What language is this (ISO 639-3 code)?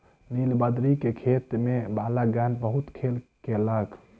mai